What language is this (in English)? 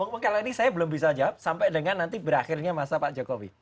Indonesian